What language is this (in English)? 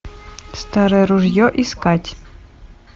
Russian